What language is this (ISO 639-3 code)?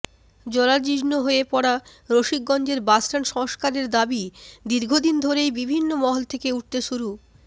ben